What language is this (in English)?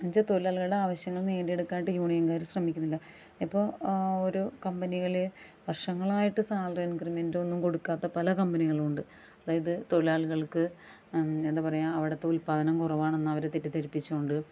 Malayalam